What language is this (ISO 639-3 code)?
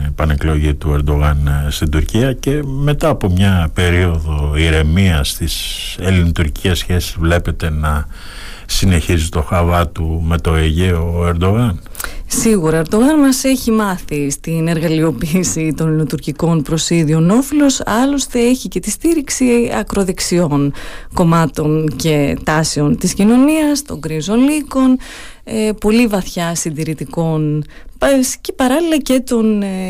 ell